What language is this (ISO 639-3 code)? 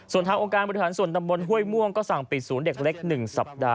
tha